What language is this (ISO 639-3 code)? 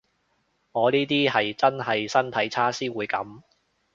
yue